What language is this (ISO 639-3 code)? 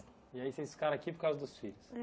por